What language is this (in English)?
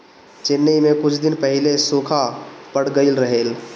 Bhojpuri